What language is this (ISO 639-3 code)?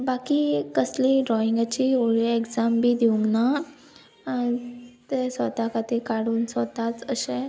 kok